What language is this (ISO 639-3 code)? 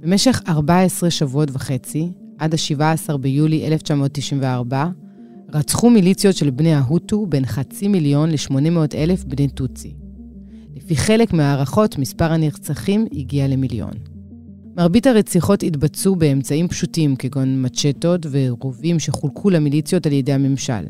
heb